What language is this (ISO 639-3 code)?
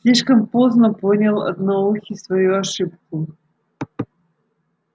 rus